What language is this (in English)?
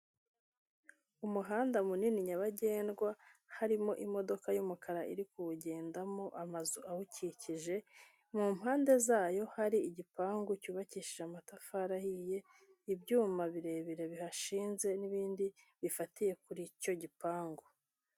Kinyarwanda